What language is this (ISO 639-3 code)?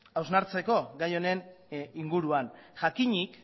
eus